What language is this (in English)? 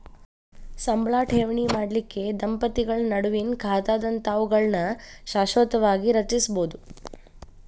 Kannada